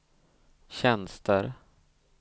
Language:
Swedish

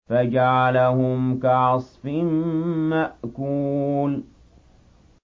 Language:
Arabic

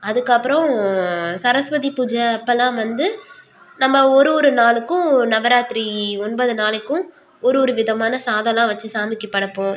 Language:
Tamil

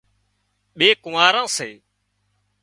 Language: Wadiyara Koli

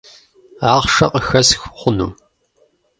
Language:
Kabardian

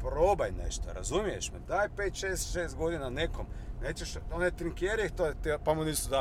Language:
Croatian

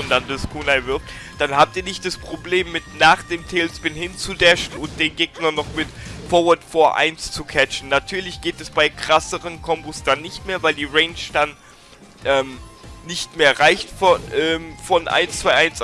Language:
German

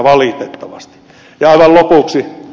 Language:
Finnish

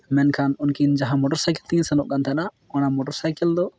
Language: Santali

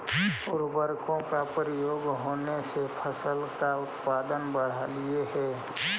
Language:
Magahi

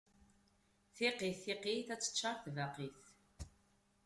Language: Kabyle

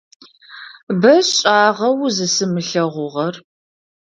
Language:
Adyghe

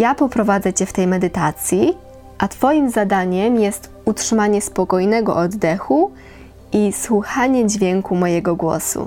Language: Polish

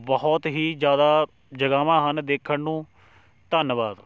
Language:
Punjabi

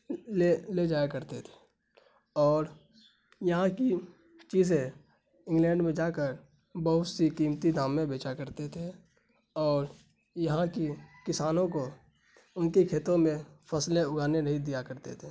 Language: Urdu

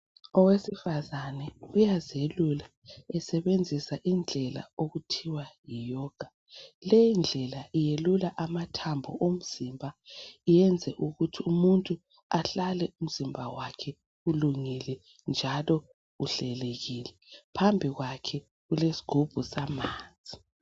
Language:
North Ndebele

